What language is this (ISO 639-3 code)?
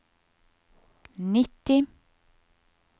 nor